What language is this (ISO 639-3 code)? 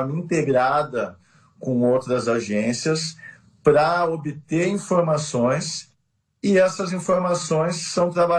por